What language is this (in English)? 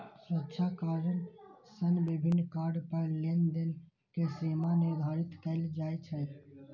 Maithili